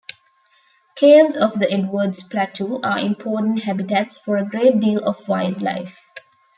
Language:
English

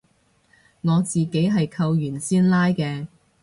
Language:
Cantonese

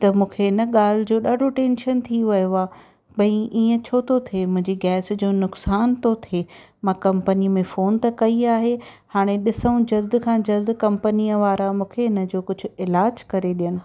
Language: Sindhi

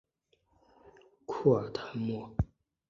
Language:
Chinese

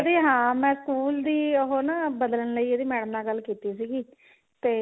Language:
Punjabi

